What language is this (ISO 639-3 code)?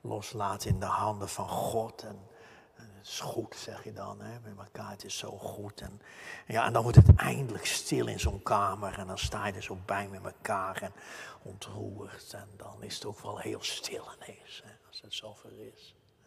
nld